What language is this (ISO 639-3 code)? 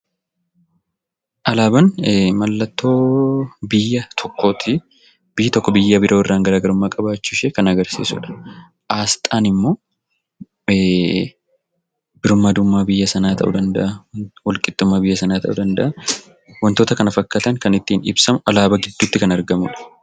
orm